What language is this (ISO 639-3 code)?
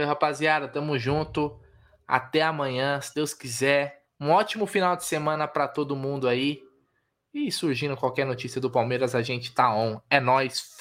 por